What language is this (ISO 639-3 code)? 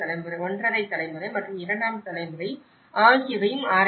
tam